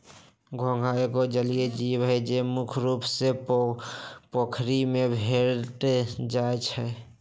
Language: Magahi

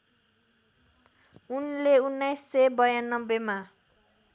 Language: Nepali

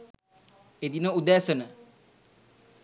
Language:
Sinhala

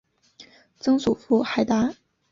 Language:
Chinese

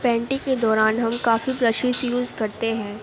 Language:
Urdu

